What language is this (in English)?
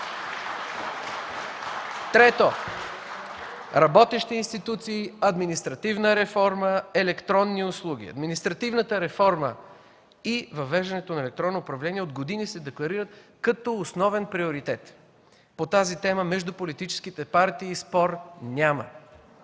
Bulgarian